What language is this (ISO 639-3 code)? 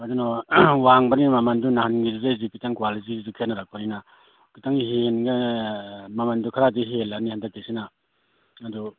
mni